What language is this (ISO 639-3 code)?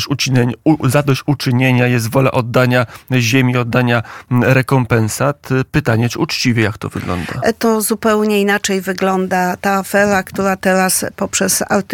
pol